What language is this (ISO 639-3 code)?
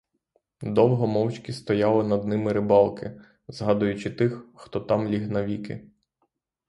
ukr